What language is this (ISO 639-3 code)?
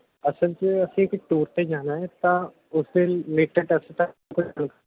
pan